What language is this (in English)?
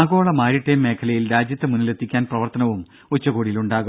Malayalam